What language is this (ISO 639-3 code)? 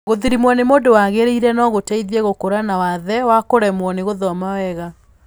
kik